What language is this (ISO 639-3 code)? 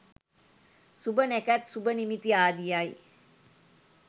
sin